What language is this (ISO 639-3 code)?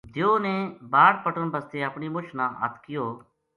gju